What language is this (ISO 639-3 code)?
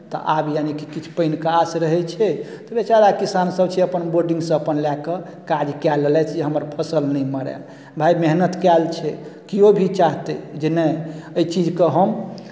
mai